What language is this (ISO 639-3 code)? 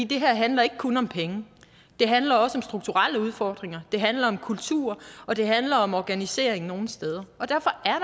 dan